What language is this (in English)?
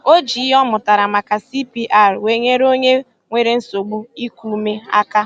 Igbo